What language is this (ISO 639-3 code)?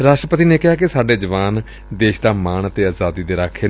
pan